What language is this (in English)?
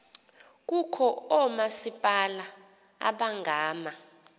Xhosa